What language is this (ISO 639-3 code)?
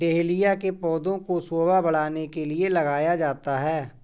hin